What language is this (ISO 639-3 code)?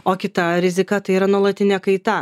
lit